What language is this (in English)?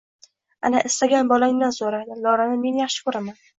Uzbek